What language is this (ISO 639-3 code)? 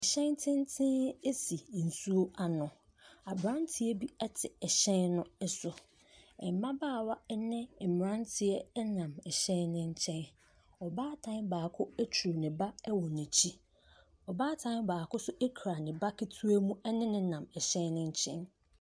aka